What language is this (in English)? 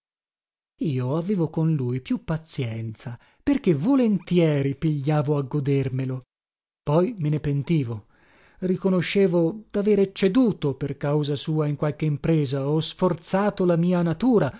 Italian